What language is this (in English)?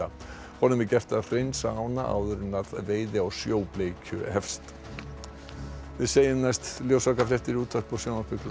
Icelandic